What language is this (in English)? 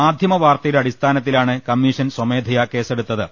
Malayalam